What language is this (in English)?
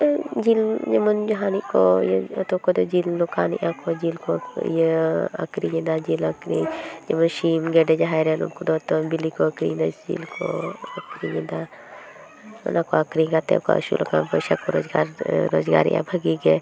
Santali